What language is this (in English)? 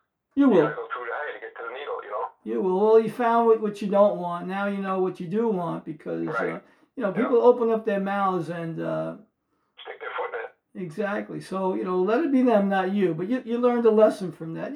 English